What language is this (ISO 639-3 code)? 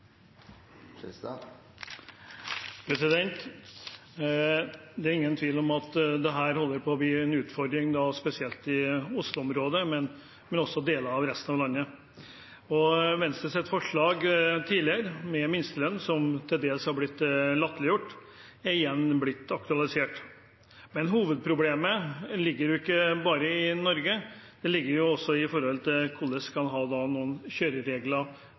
nob